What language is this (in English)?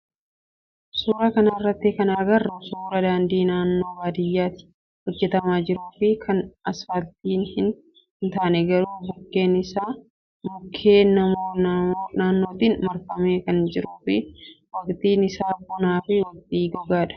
Oromo